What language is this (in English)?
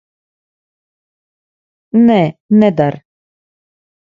Latvian